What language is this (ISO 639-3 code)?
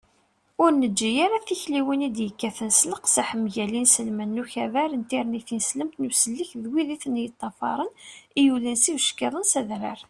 kab